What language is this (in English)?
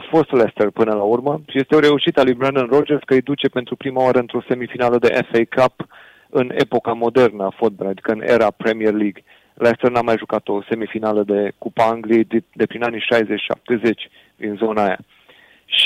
Romanian